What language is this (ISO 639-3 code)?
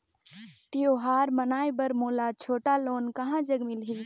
hne